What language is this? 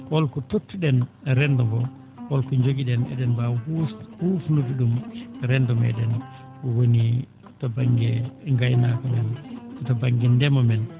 Fula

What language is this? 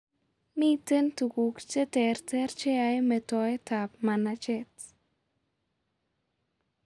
Kalenjin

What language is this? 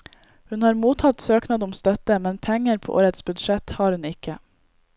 Norwegian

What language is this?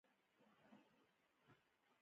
Pashto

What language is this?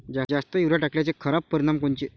Marathi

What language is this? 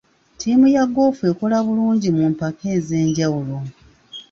Ganda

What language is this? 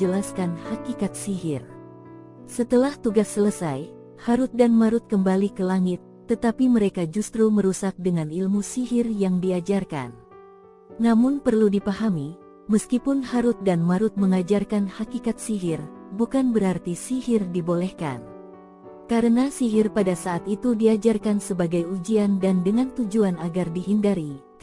Indonesian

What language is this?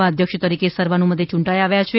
Gujarati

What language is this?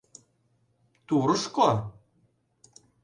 Mari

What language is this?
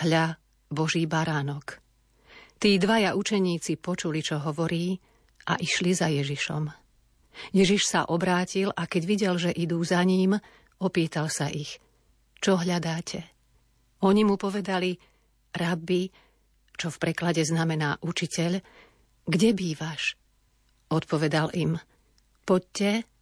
Slovak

